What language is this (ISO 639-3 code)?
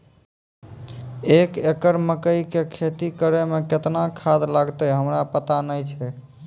mai